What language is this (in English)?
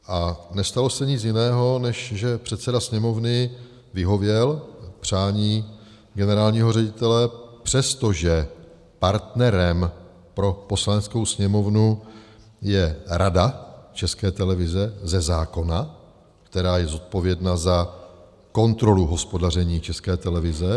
Czech